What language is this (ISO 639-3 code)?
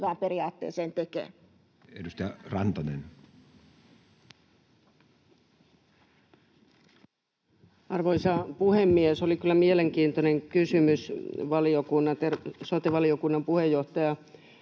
fin